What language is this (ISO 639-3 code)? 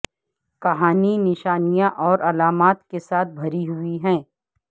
urd